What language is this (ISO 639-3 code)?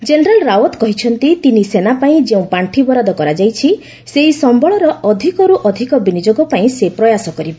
ori